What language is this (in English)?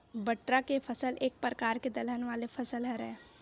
Chhattisgarhi